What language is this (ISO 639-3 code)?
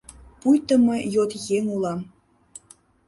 chm